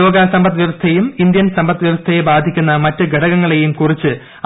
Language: Malayalam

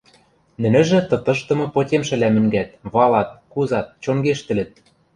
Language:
Western Mari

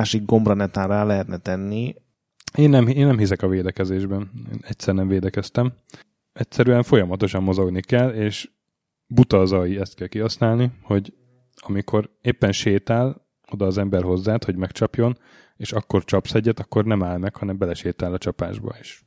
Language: Hungarian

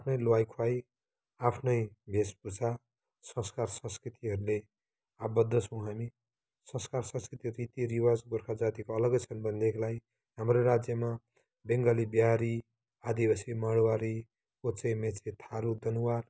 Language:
Nepali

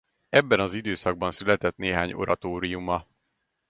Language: Hungarian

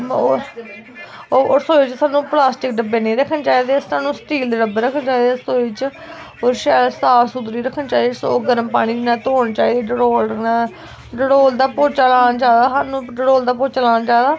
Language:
Dogri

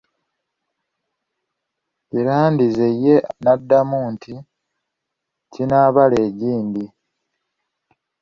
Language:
Ganda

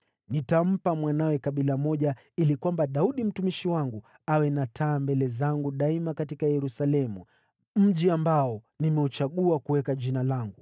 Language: Swahili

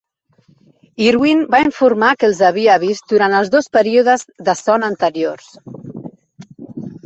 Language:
Catalan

